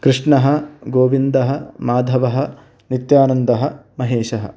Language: Sanskrit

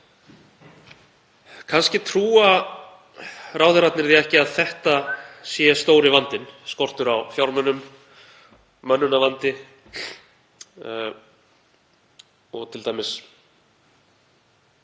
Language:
Icelandic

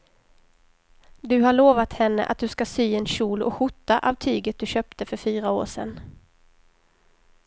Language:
Swedish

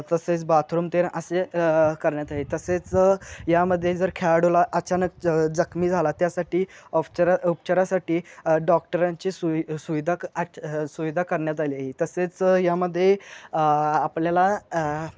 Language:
Marathi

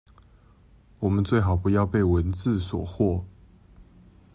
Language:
Chinese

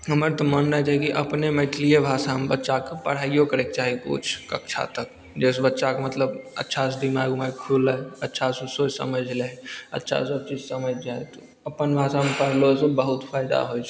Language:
Maithili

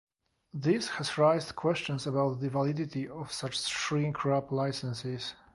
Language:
English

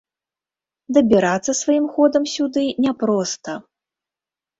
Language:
Belarusian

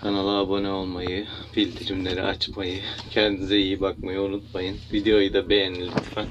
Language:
Turkish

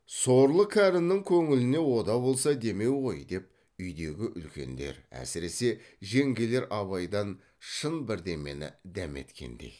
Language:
Kazakh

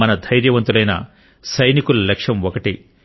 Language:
Telugu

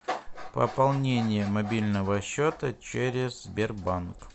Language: Russian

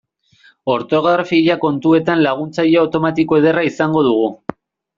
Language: Basque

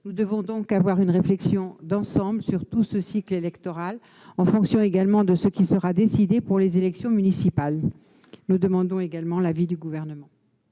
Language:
French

